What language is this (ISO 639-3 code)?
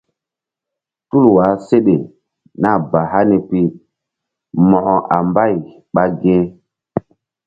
mdd